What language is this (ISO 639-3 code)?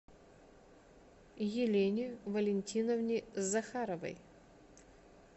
rus